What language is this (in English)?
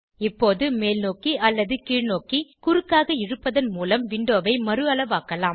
Tamil